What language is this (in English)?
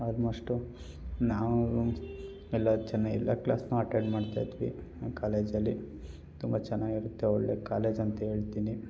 Kannada